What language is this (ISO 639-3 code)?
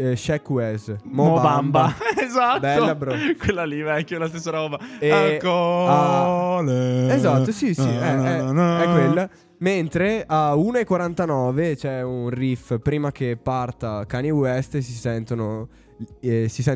ita